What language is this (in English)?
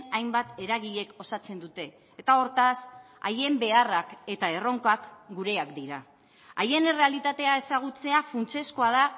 Basque